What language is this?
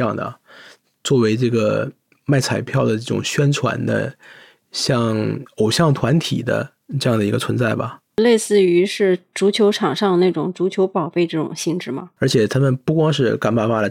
Chinese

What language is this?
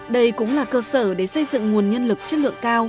Vietnamese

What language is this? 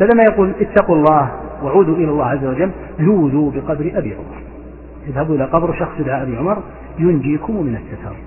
Arabic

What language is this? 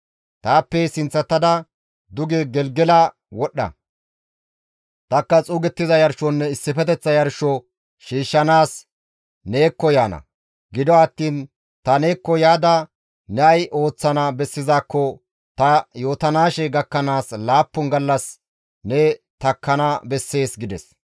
Gamo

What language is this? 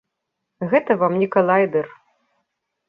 Belarusian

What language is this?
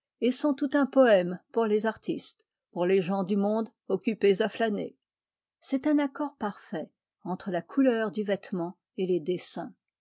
French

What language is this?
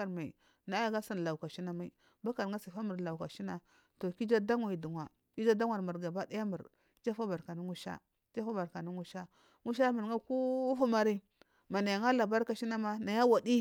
Marghi South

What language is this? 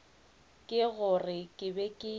Northern Sotho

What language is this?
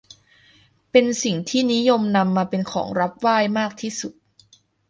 Thai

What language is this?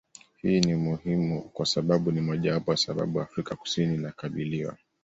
Swahili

